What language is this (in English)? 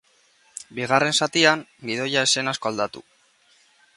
Basque